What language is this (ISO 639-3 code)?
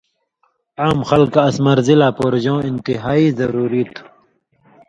mvy